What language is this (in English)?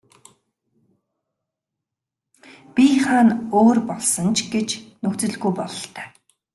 Mongolian